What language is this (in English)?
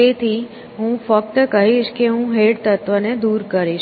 Gujarati